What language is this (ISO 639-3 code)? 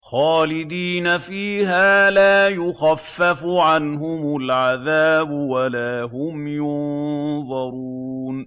ara